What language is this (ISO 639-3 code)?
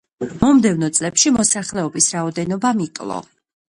kat